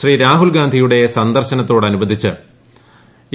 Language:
Malayalam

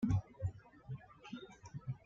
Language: Spanish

